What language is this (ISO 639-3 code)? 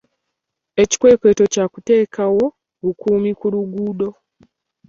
lug